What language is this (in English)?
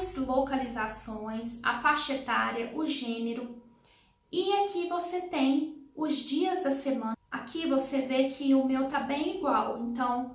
Portuguese